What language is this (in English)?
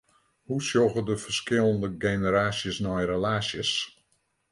Western Frisian